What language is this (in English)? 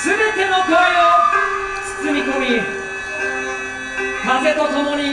Japanese